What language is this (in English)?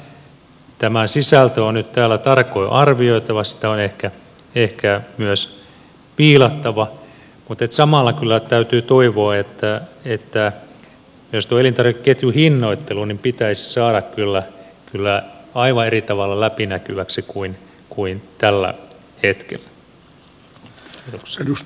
Finnish